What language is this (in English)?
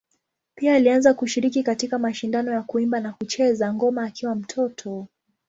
Swahili